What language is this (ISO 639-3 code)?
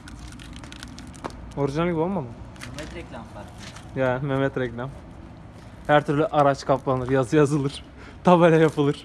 tur